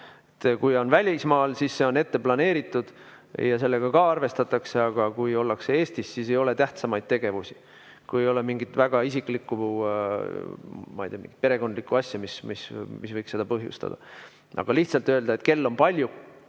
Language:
Estonian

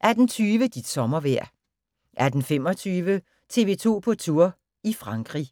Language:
Danish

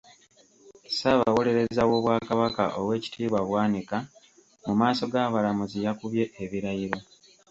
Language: Ganda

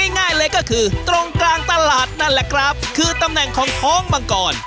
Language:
Thai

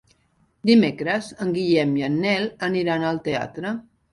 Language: Catalan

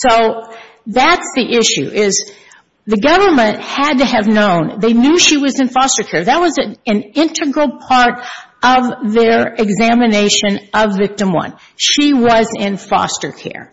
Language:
English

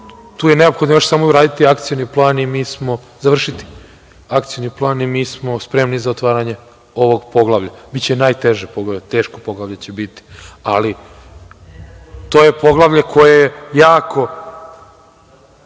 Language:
Serbian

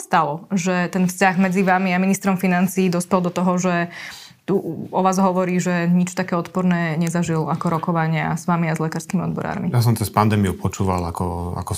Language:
Slovak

